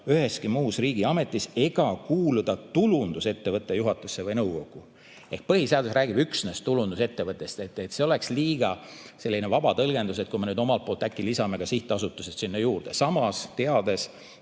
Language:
Estonian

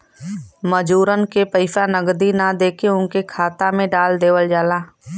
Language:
Bhojpuri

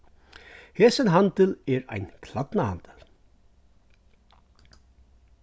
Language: Faroese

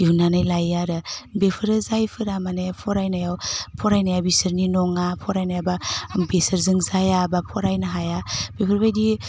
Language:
Bodo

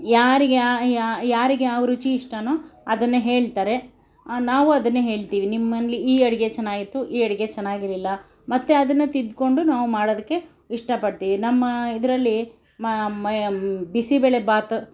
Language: Kannada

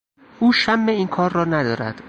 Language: Persian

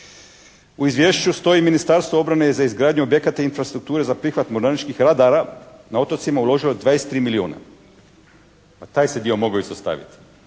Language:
Croatian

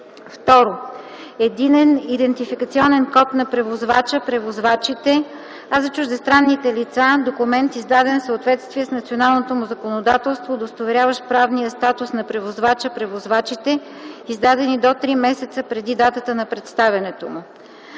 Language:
Bulgarian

